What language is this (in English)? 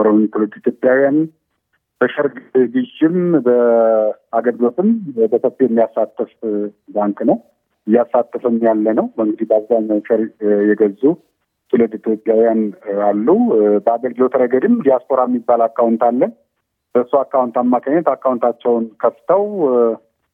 Amharic